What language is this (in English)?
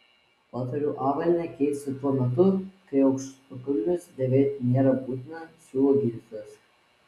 Lithuanian